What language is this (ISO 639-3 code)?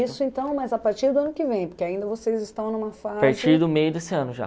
por